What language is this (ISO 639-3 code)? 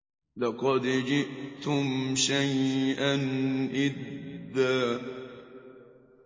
ara